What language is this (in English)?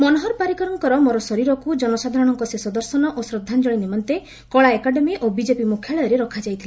Odia